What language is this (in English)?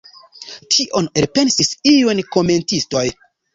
Esperanto